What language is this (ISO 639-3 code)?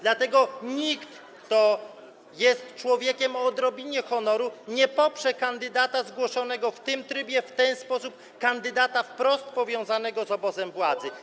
pol